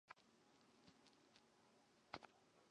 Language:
Chinese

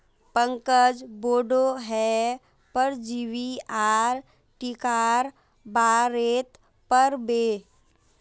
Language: Magahi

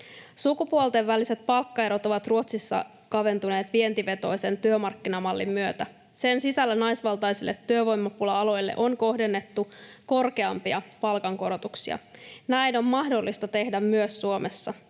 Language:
Finnish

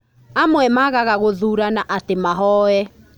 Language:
Kikuyu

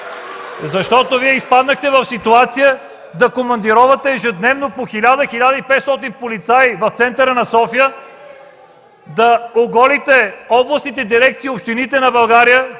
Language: Bulgarian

